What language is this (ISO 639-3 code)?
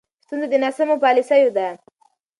pus